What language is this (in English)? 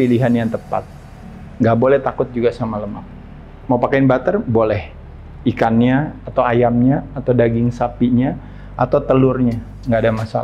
Indonesian